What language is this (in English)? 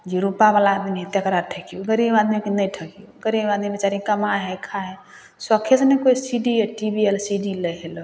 Maithili